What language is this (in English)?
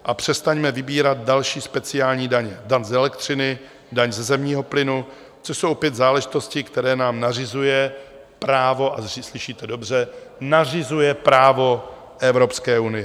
Czech